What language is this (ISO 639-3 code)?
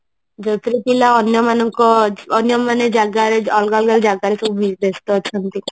ori